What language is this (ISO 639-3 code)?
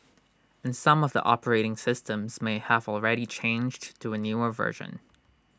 eng